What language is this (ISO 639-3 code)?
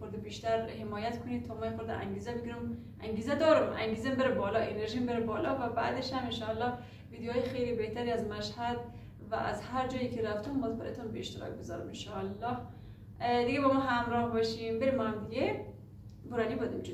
fas